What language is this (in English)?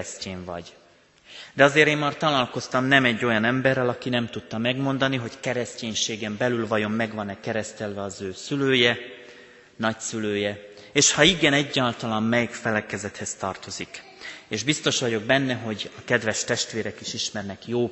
Hungarian